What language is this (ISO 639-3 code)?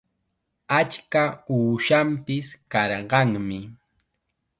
qxa